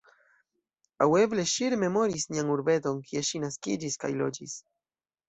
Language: Esperanto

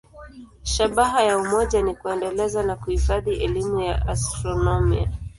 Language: Swahili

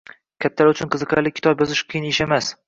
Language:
Uzbek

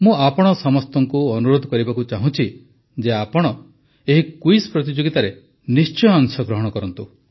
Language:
Odia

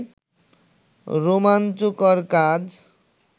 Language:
Bangla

